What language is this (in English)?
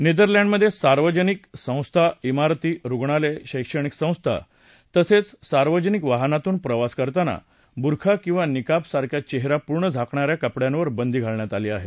Marathi